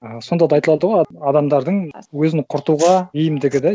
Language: Kazakh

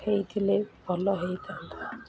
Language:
Odia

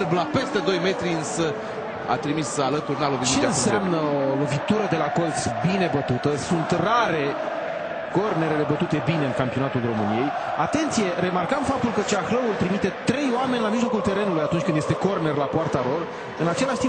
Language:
Romanian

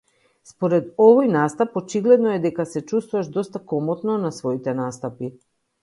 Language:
Macedonian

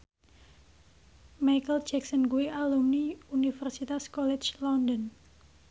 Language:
Javanese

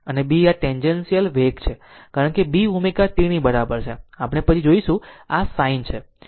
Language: Gujarati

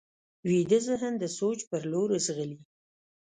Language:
Pashto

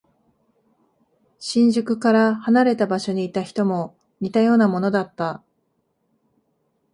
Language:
Japanese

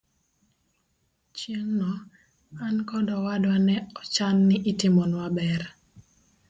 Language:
Luo (Kenya and Tanzania)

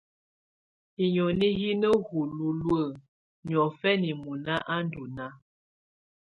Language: Tunen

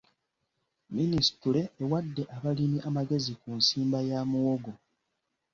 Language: Ganda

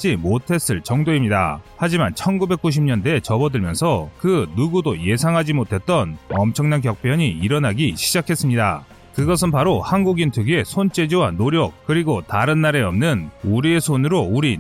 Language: Korean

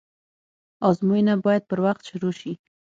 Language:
Pashto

